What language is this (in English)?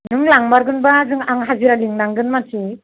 Bodo